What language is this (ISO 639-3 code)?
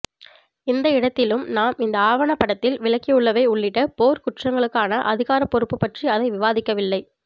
tam